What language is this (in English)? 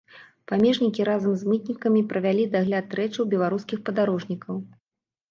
Belarusian